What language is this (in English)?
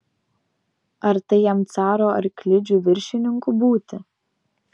Lithuanian